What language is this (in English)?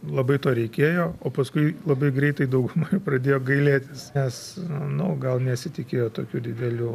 Lithuanian